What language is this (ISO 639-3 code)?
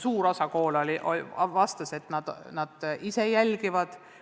est